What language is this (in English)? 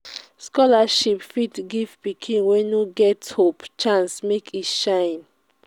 Nigerian Pidgin